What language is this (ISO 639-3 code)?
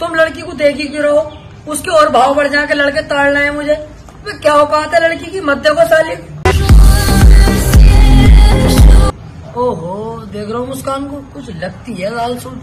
hin